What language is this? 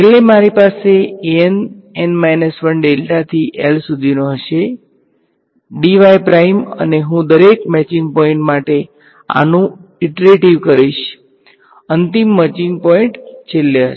Gujarati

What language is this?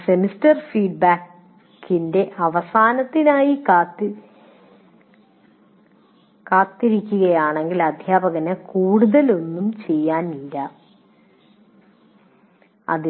Malayalam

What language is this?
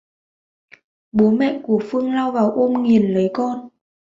Vietnamese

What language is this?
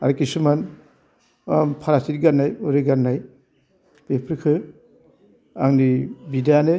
Bodo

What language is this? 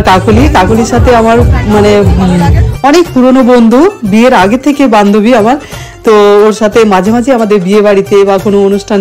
Arabic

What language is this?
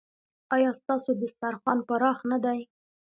Pashto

